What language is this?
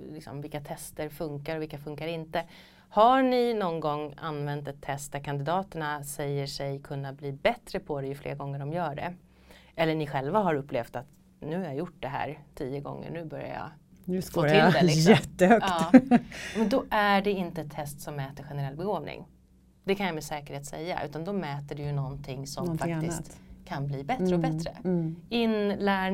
Swedish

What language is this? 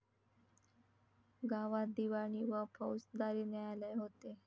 Marathi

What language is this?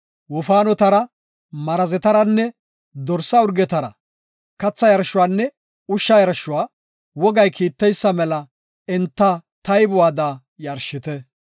Gofa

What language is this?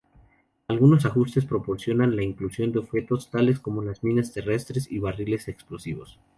Spanish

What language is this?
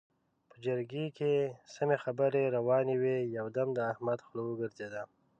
Pashto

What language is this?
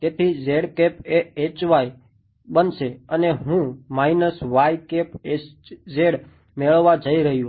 Gujarati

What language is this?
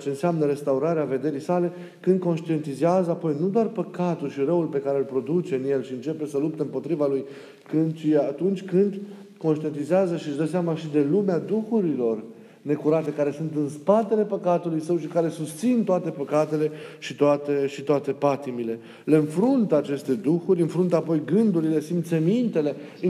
Romanian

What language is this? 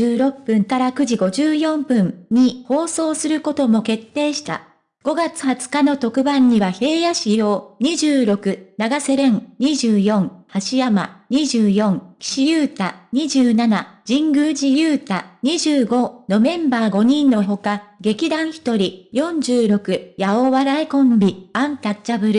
Japanese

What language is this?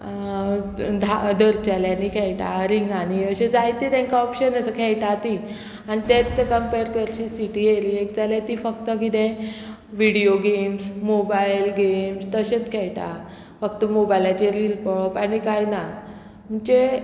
Konkani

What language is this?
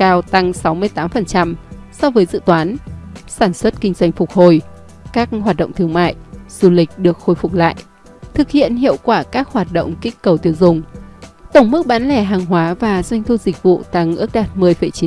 Vietnamese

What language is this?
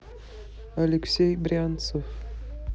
Russian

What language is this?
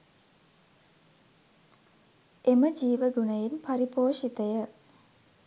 Sinhala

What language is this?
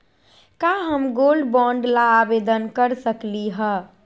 Magahi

